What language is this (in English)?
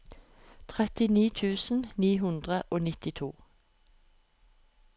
Norwegian